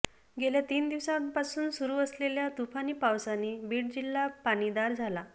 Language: Marathi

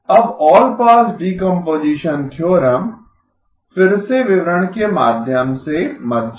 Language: Hindi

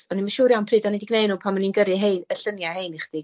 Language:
Welsh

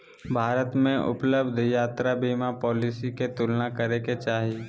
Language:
Magahi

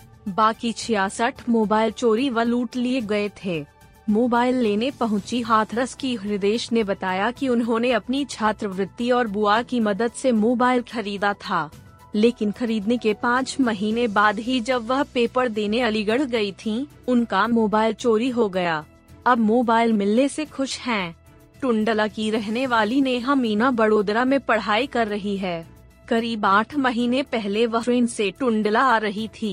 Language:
Hindi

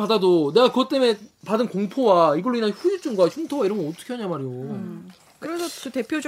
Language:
Korean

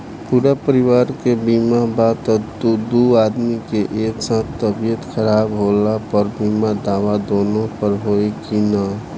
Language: Bhojpuri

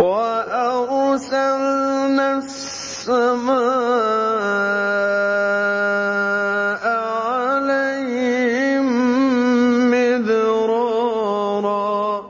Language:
Arabic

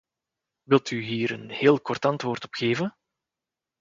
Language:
Dutch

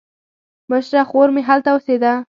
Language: Pashto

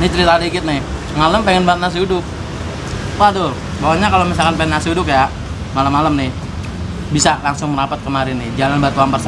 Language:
Indonesian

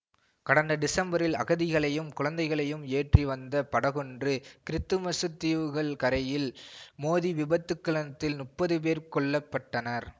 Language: Tamil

